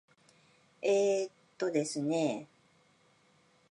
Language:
Japanese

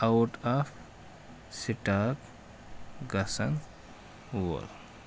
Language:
Kashmiri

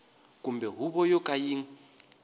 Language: Tsonga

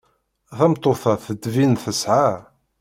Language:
Kabyle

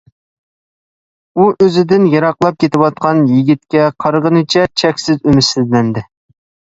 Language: Uyghur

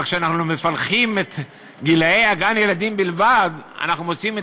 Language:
Hebrew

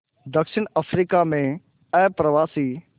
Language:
Hindi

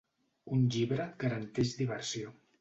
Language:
Catalan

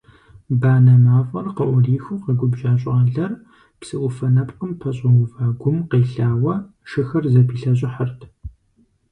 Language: Kabardian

